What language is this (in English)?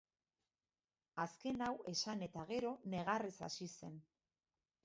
Basque